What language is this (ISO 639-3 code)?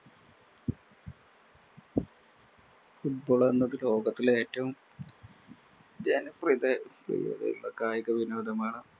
mal